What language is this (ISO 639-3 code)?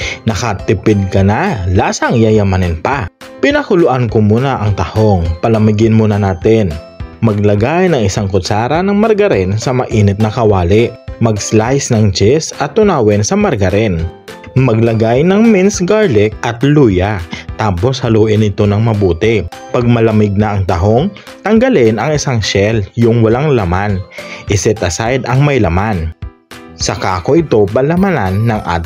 fil